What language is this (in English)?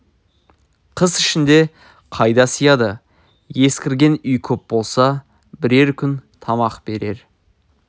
Kazakh